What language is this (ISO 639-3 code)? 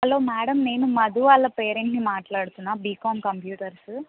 tel